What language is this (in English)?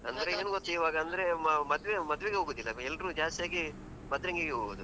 Kannada